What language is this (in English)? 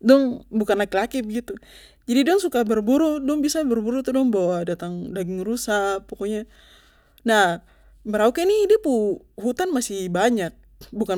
Papuan Malay